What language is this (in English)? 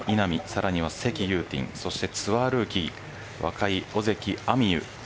Japanese